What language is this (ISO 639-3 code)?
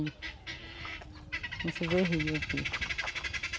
por